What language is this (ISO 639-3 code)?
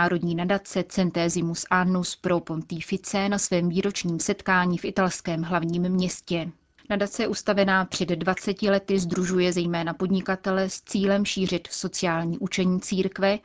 ces